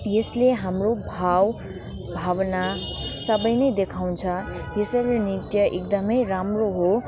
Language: Nepali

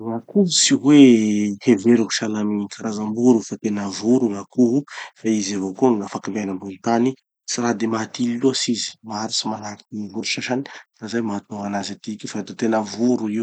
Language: Tanosy Malagasy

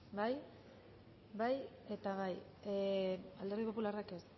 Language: Basque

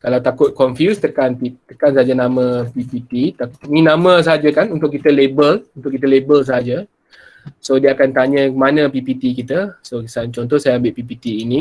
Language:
Malay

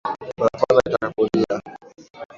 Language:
Swahili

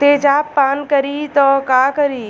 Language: Bhojpuri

